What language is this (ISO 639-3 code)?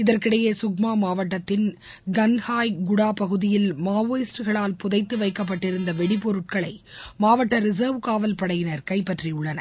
tam